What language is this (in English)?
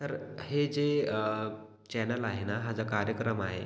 Marathi